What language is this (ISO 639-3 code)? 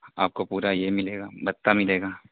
urd